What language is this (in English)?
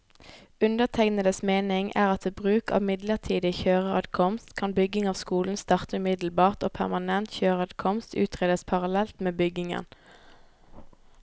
Norwegian